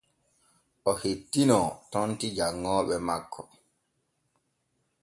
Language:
Borgu Fulfulde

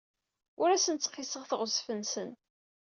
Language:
Kabyle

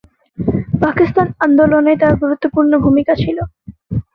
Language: Bangla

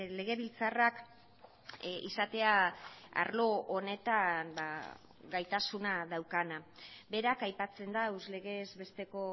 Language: Basque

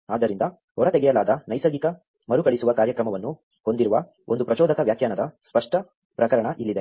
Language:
Kannada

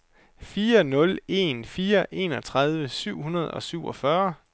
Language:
Danish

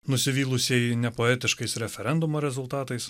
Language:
Lithuanian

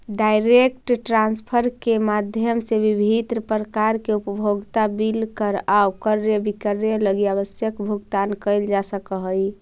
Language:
Magahi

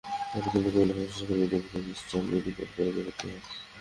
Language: Bangla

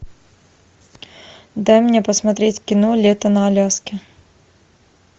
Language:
Russian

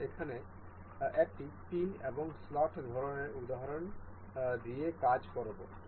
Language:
Bangla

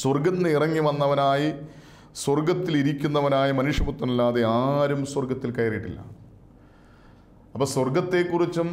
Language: Malayalam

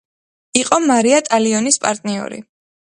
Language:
Georgian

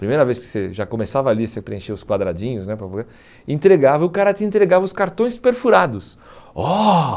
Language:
Portuguese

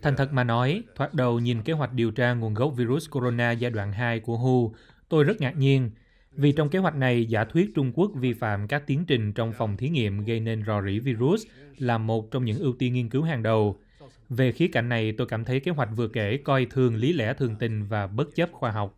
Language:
Vietnamese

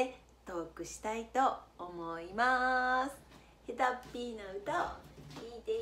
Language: Japanese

